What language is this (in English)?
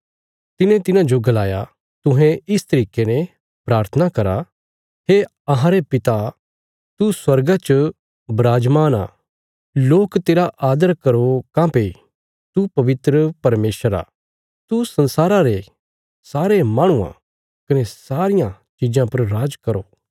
Bilaspuri